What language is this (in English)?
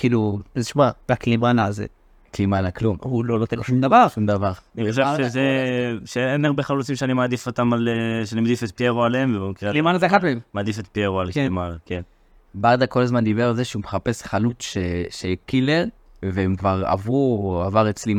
Hebrew